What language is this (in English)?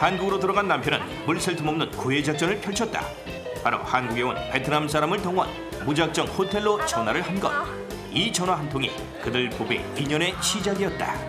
Korean